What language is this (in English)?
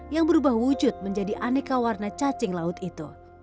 Indonesian